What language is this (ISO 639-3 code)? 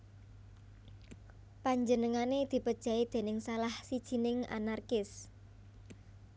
jav